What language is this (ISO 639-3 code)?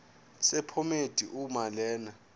zul